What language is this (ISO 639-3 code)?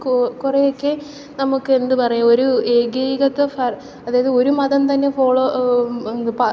mal